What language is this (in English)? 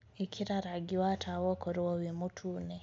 Kikuyu